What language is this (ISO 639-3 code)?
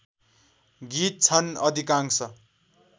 nep